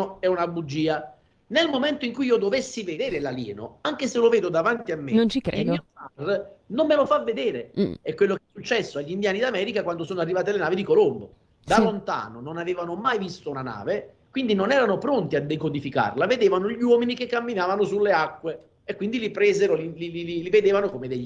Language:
Italian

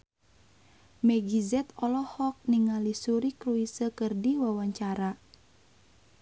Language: Sundanese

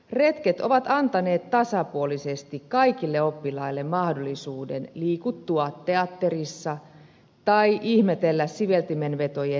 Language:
Finnish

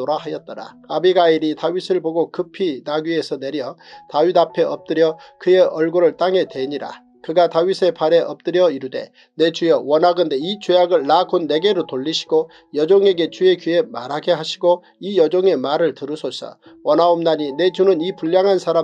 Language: Korean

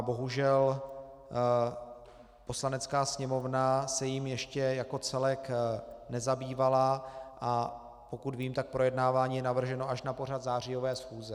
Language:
Czech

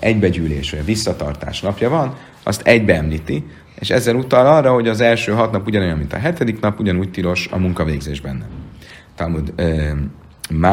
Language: Hungarian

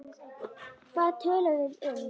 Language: Icelandic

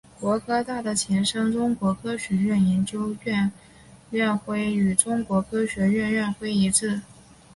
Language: Chinese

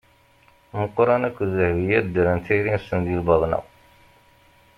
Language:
Kabyle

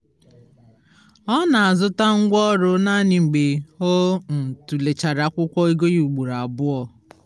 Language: Igbo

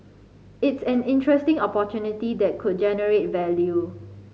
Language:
English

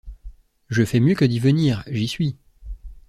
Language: French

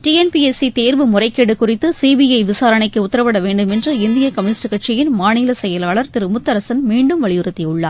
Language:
Tamil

